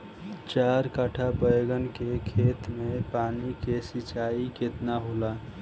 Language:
Bhojpuri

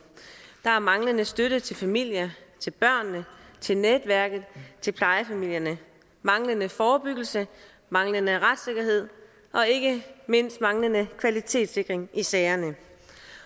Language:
Danish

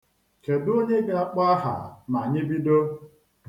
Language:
Igbo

